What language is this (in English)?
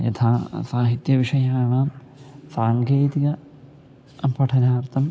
Sanskrit